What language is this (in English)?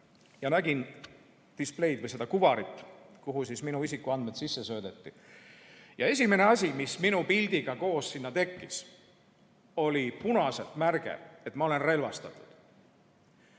Estonian